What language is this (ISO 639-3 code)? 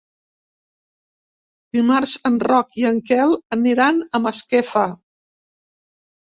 cat